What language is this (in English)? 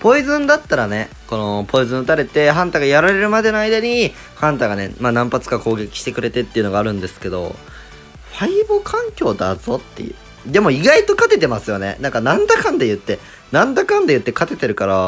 Japanese